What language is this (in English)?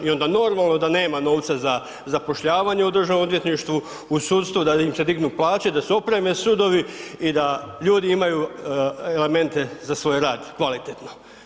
Croatian